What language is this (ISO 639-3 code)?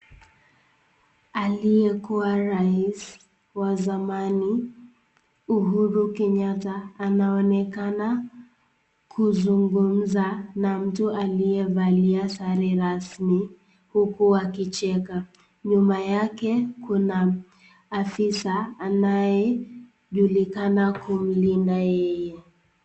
swa